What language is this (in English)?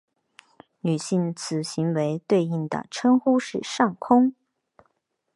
Chinese